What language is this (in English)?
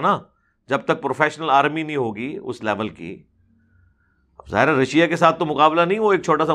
Urdu